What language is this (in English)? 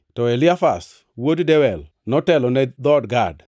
Luo (Kenya and Tanzania)